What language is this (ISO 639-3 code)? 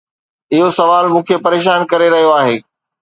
snd